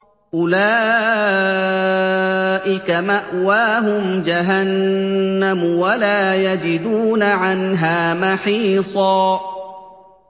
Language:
Arabic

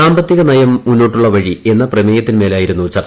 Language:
Malayalam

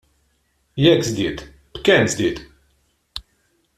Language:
Maltese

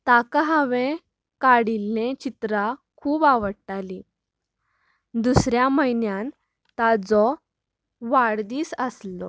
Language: Konkani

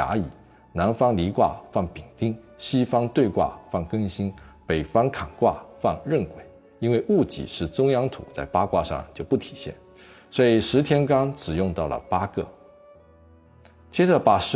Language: Chinese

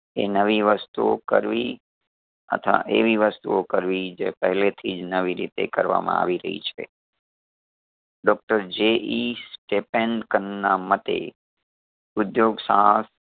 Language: Gujarati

